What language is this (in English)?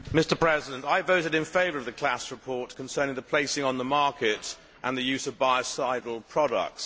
English